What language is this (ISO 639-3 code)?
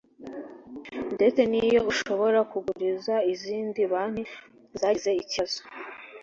kin